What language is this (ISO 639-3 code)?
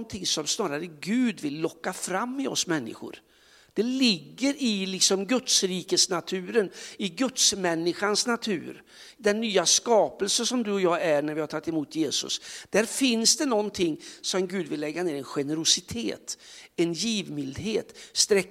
swe